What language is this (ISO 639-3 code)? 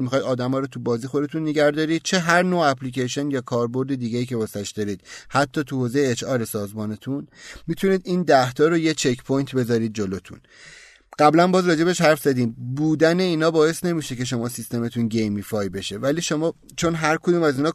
fas